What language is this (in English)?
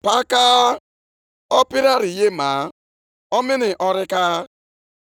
Igbo